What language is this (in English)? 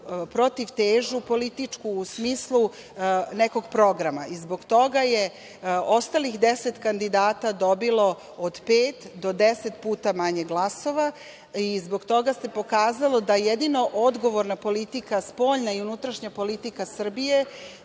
Serbian